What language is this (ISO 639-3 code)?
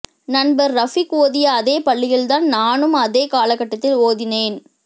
tam